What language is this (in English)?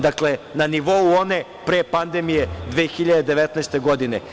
Serbian